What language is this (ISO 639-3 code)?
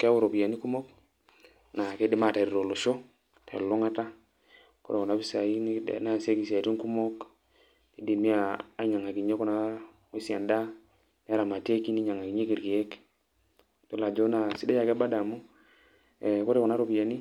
mas